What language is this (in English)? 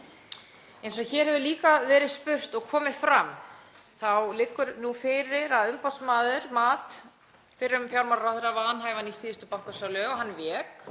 Icelandic